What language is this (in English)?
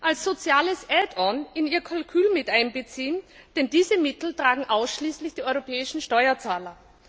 German